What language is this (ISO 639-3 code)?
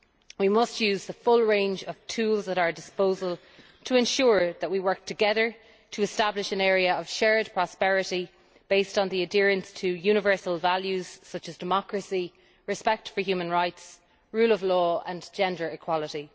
eng